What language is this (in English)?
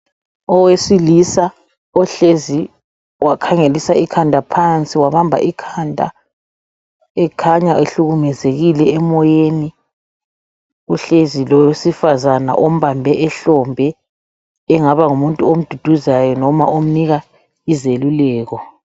North Ndebele